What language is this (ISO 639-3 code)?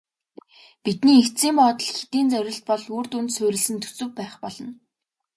mon